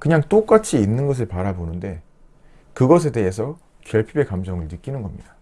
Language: Korean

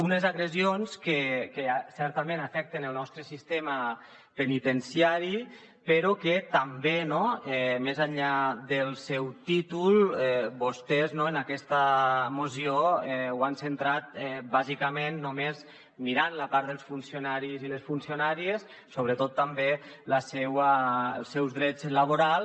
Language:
Catalan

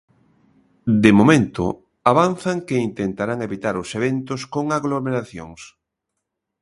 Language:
Galician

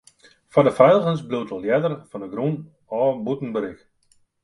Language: Western Frisian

